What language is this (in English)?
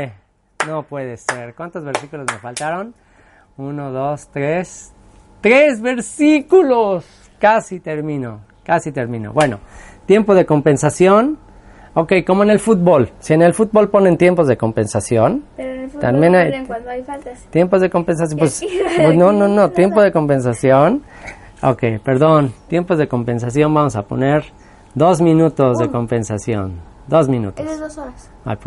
Spanish